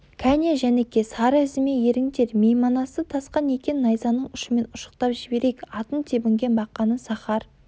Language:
Kazakh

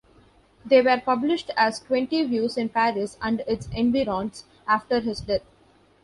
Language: English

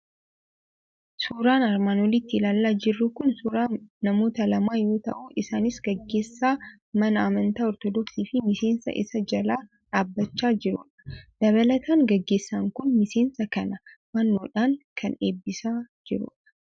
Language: Oromo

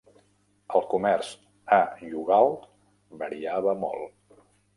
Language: Catalan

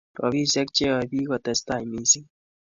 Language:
Kalenjin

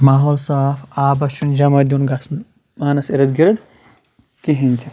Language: Kashmiri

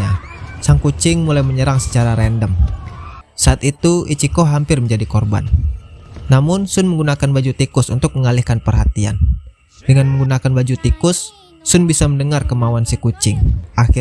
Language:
Indonesian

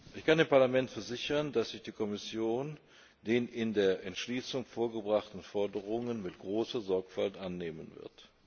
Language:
German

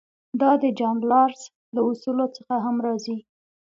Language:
Pashto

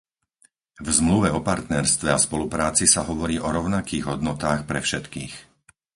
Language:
Slovak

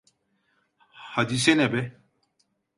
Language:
Turkish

